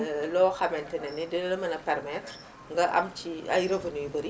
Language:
Wolof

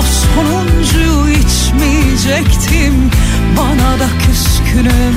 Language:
Turkish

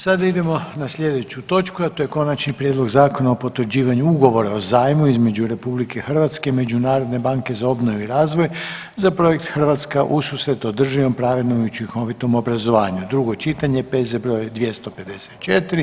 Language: Croatian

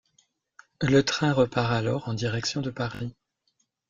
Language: French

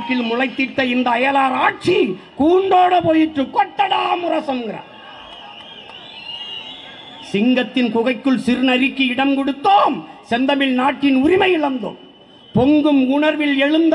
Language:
Tamil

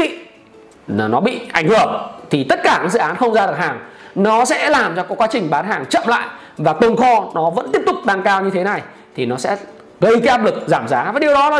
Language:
Vietnamese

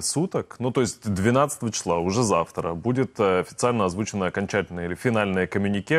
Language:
Russian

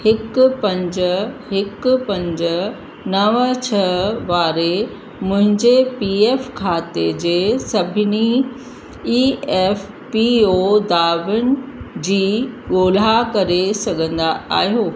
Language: Sindhi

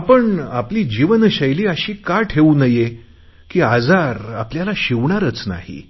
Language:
Marathi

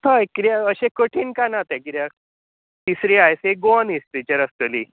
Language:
Konkani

